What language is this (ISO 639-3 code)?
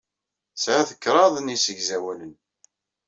kab